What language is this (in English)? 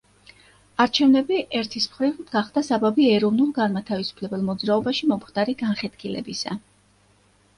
Georgian